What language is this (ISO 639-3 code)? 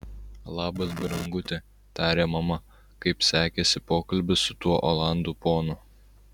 lit